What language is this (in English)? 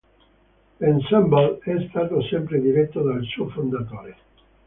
Italian